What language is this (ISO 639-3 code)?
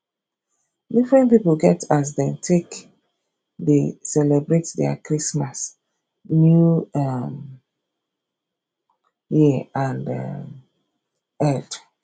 pcm